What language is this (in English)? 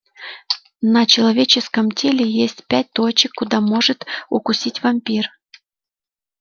Russian